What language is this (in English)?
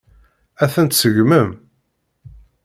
Kabyle